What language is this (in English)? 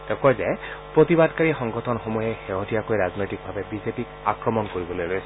Assamese